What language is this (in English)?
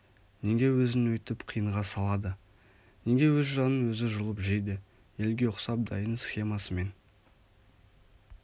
Kazakh